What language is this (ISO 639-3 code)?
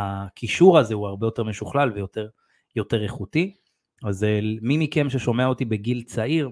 heb